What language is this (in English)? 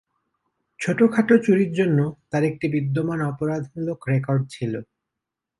Bangla